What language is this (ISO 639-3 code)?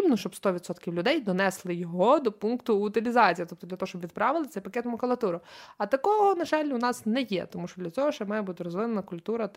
ukr